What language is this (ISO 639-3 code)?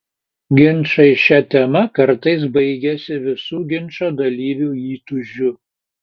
lit